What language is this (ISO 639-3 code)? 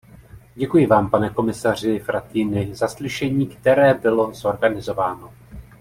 ces